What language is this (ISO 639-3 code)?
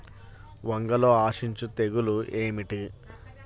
tel